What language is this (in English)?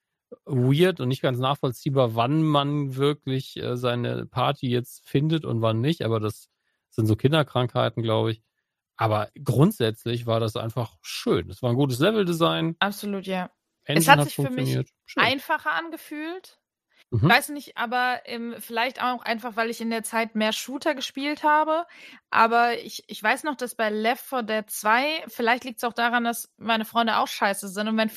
German